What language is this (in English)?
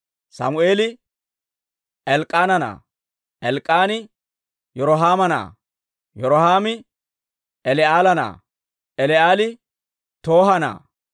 Dawro